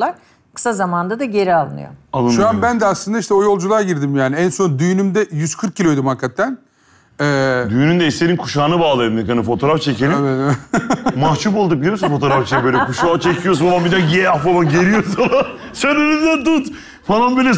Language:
Turkish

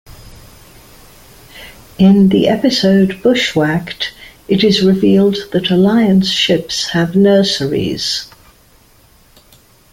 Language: English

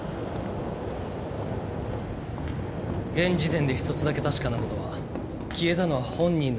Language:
Japanese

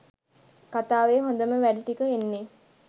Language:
Sinhala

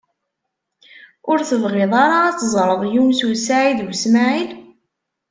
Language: Kabyle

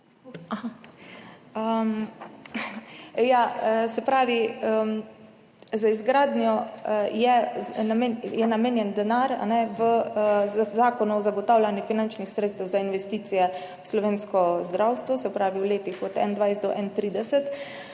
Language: Slovenian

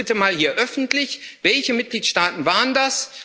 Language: German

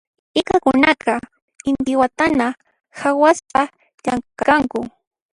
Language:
Puno Quechua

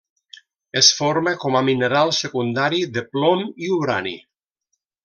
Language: Catalan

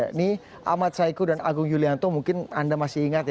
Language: Indonesian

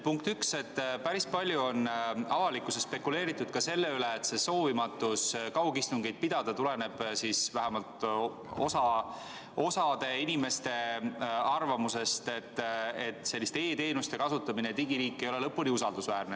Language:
Estonian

